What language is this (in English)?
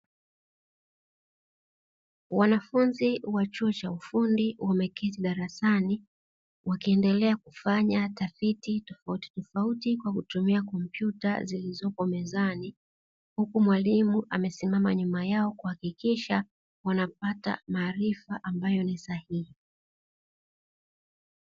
Swahili